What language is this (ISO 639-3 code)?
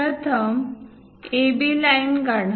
mar